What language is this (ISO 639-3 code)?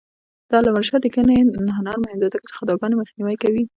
pus